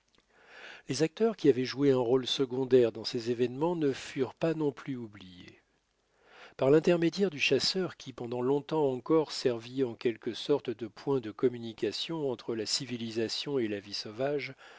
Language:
French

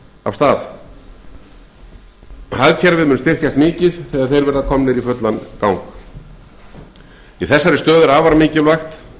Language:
Icelandic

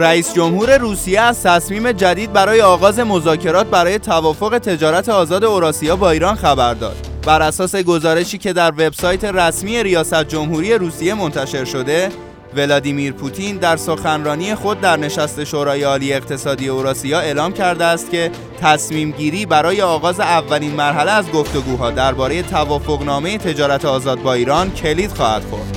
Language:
Persian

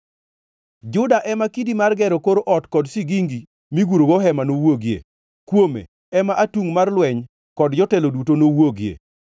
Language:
Luo (Kenya and Tanzania)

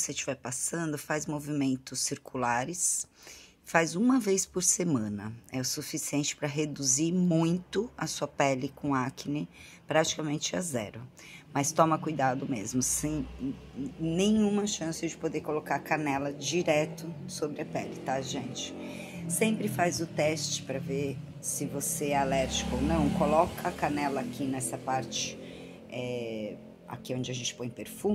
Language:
Portuguese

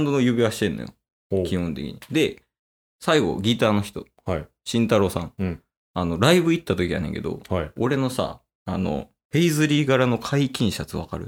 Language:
Japanese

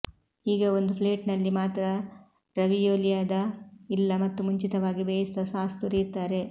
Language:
Kannada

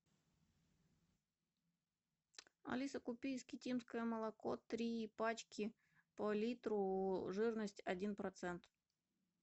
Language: Russian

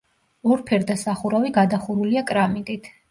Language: Georgian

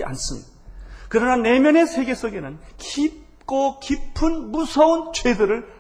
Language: Korean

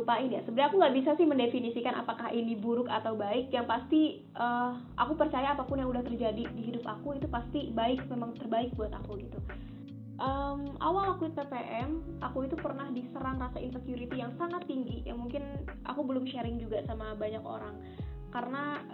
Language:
Indonesian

